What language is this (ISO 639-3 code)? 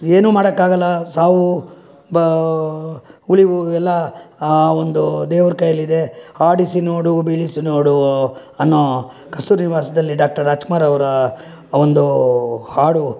kan